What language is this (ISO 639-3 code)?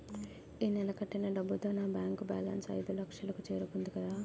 tel